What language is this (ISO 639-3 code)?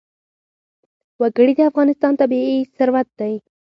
pus